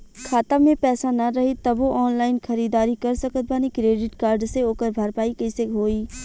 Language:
Bhojpuri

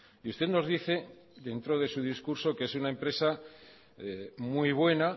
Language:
Spanish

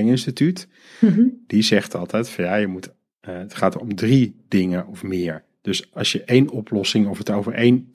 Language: Dutch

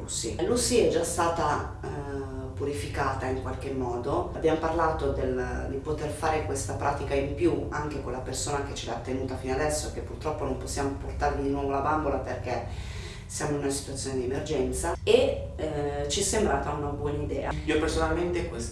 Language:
Italian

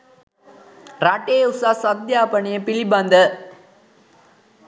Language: Sinhala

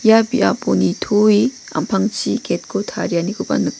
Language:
Garo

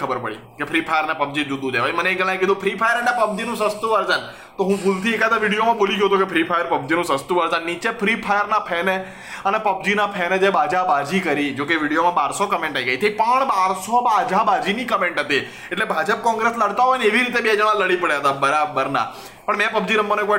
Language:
Gujarati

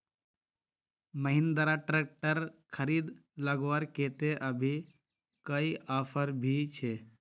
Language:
Magahi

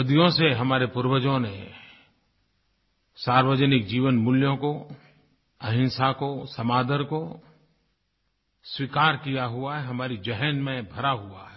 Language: Hindi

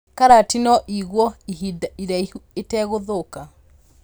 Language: Kikuyu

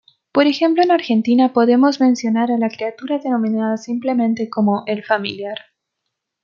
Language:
Spanish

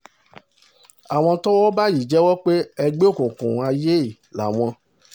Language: Yoruba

